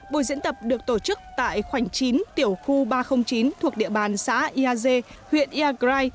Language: Vietnamese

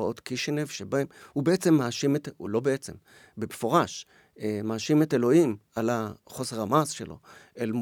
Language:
Hebrew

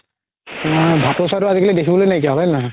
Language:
Assamese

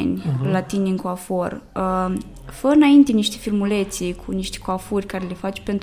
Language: Romanian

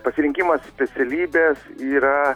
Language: Lithuanian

